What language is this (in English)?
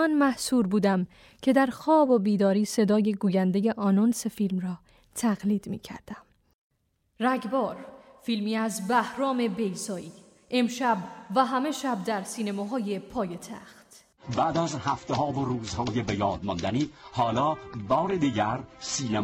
Persian